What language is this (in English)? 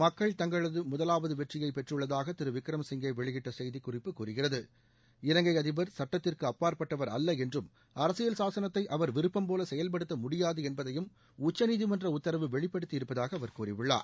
Tamil